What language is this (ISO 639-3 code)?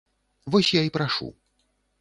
bel